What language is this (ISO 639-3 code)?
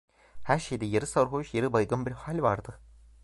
tur